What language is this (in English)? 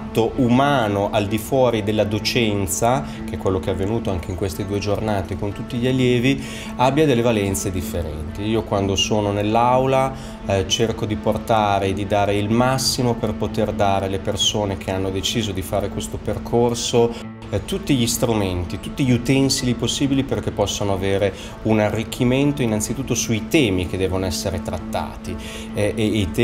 Italian